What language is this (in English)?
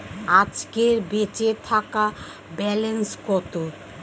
Bangla